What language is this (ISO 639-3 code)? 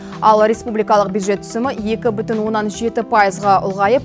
kaz